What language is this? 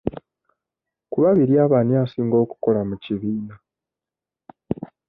Ganda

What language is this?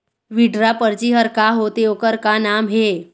Chhattisgarhi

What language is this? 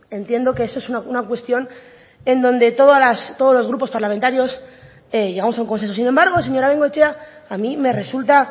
Spanish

